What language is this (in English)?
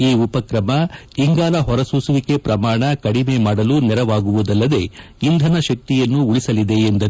Kannada